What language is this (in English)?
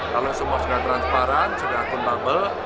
Indonesian